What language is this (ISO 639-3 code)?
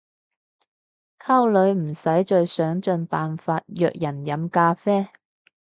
yue